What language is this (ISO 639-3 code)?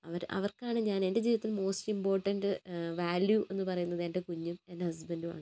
mal